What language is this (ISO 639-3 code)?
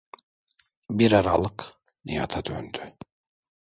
tur